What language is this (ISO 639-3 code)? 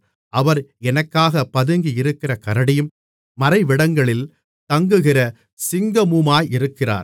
tam